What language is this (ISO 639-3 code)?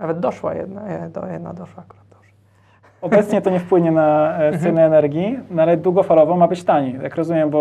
pol